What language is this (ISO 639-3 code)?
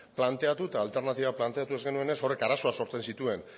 eus